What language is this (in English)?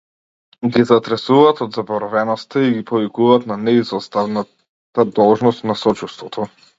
Macedonian